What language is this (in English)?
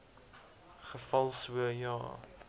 Afrikaans